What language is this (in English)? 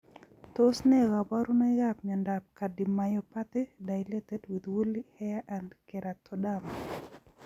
Kalenjin